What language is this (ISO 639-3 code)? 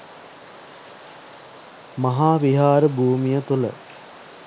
sin